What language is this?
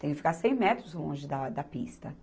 Portuguese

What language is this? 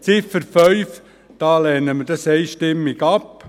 Swiss German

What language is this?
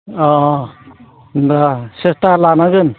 Bodo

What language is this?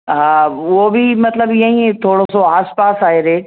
Sindhi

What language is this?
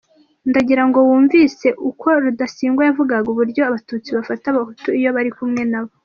Kinyarwanda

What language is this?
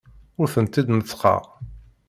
Kabyle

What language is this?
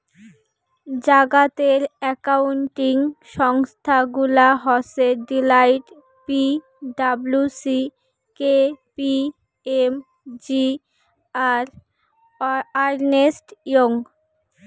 Bangla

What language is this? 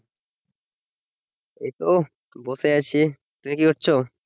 Bangla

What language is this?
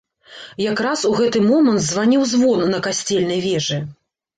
Belarusian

